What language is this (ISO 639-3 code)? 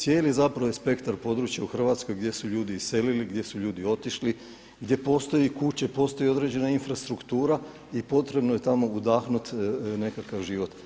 hrv